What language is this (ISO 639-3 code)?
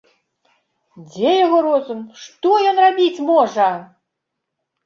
bel